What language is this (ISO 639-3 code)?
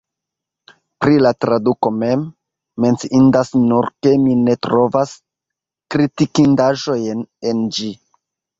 epo